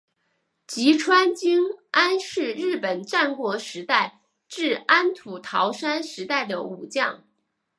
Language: Chinese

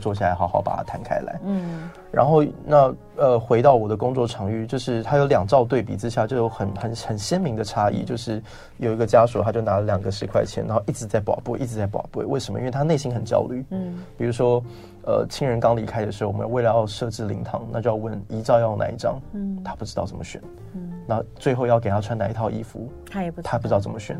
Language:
Chinese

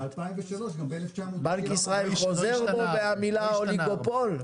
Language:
Hebrew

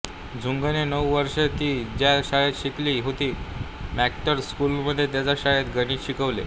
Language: Marathi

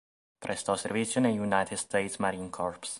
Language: Italian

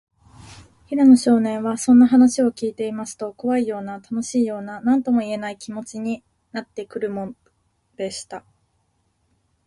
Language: Japanese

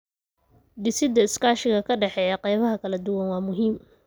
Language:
Somali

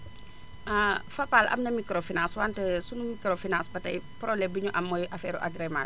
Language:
Wolof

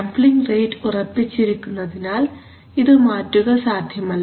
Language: Malayalam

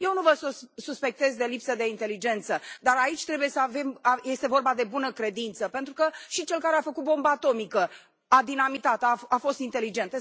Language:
Romanian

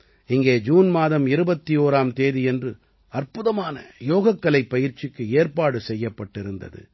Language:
Tamil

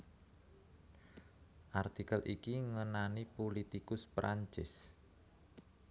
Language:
Javanese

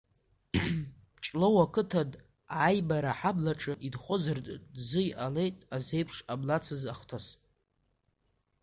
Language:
Abkhazian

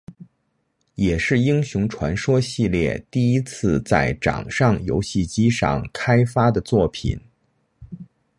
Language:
Chinese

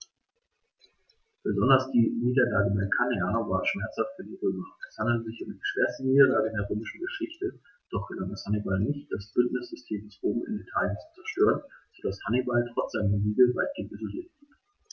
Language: German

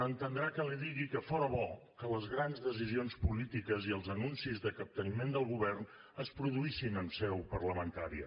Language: Catalan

